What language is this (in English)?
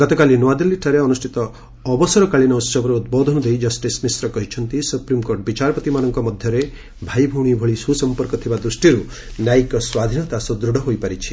Odia